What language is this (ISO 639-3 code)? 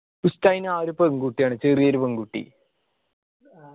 mal